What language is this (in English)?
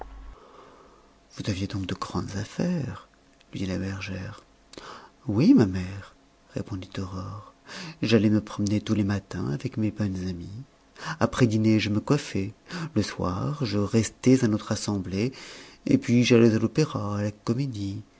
French